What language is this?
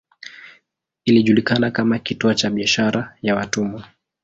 Swahili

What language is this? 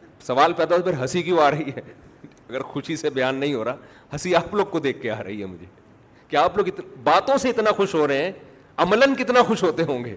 Urdu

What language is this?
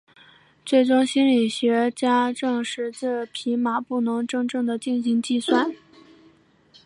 Chinese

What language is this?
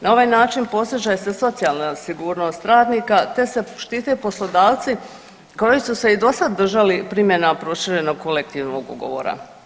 Croatian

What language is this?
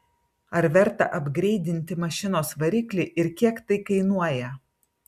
Lithuanian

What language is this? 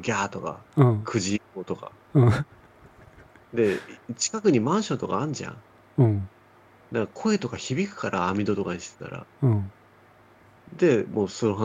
Japanese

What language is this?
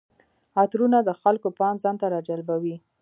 Pashto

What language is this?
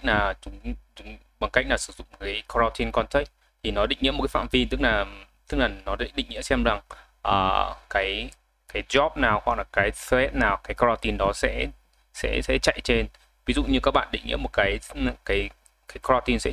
Vietnamese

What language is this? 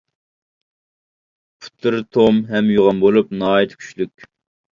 Uyghur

